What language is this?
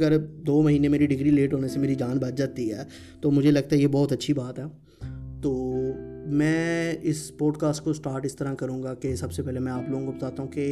Urdu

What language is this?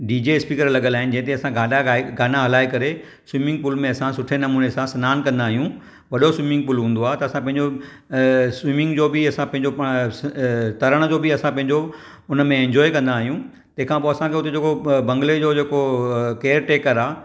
Sindhi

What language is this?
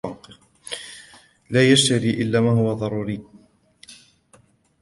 Arabic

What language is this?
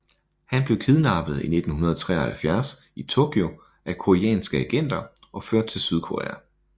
Danish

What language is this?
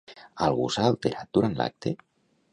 Catalan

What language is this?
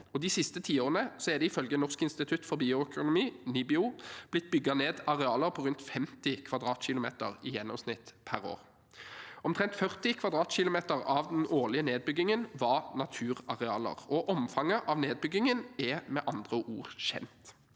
Norwegian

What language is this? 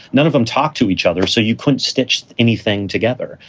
English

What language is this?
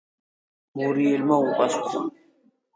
Georgian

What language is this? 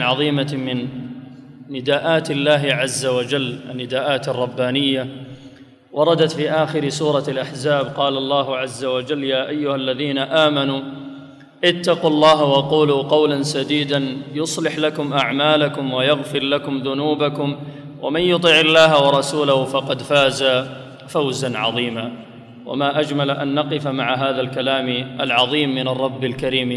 Arabic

